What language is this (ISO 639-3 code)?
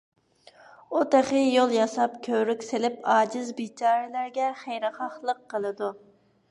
uig